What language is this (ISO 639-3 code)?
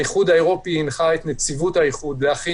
heb